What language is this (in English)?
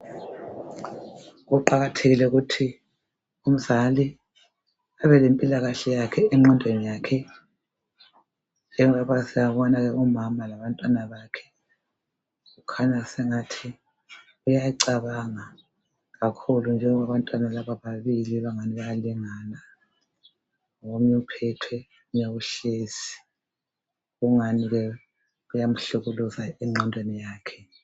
North Ndebele